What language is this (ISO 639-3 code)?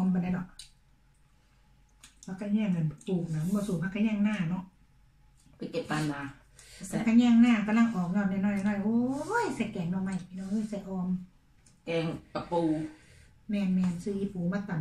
tha